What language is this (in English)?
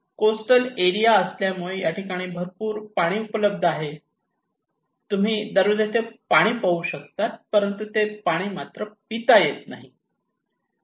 Marathi